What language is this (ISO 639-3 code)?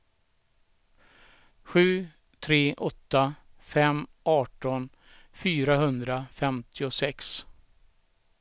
swe